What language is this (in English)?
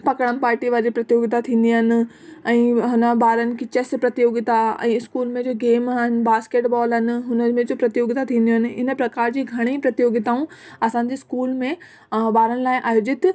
Sindhi